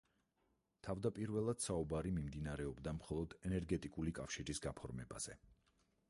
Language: Georgian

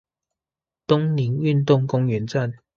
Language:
Chinese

